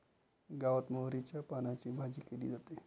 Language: Marathi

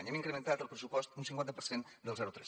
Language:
Catalan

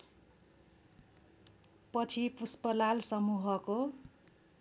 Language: Nepali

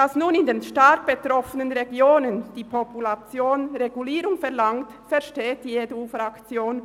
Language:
Swiss German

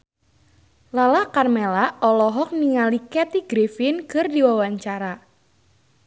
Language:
Sundanese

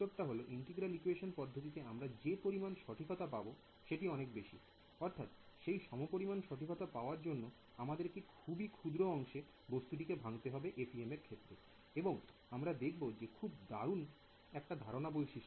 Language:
Bangla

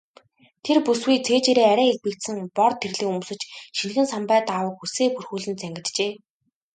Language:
Mongolian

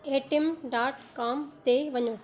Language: Sindhi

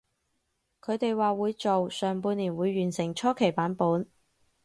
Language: Cantonese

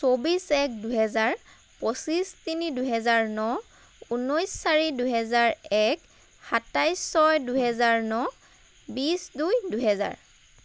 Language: Assamese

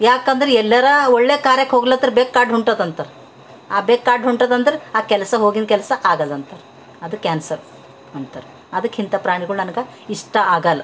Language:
Kannada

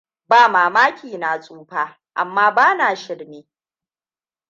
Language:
Hausa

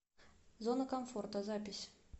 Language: Russian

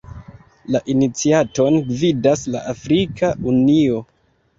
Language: Esperanto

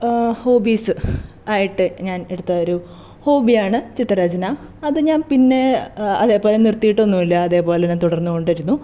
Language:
Malayalam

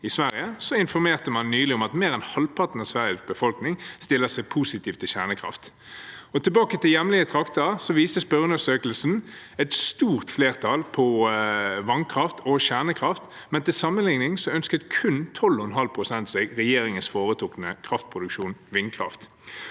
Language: Norwegian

